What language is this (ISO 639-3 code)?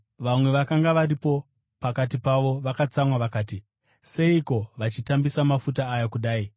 sna